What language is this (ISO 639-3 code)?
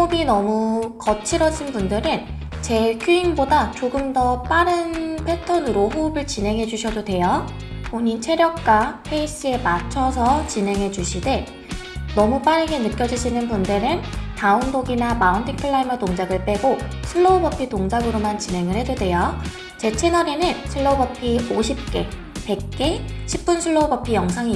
kor